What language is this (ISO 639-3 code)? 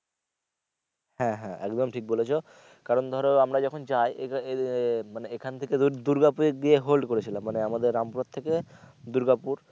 ben